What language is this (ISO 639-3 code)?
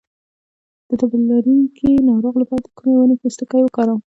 pus